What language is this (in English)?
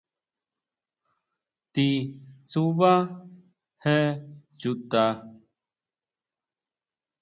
Huautla Mazatec